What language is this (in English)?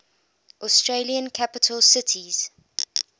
English